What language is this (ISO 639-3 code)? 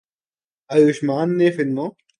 urd